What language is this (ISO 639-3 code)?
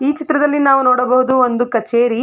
kan